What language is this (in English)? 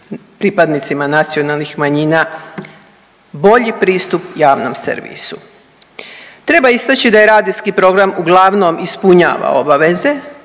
Croatian